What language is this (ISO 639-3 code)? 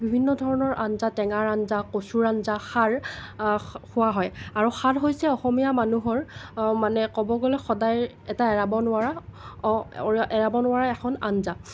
asm